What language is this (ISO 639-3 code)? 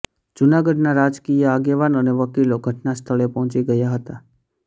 guj